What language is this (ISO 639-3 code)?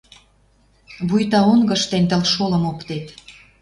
mrj